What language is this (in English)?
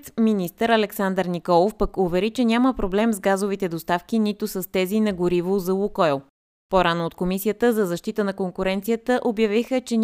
Bulgarian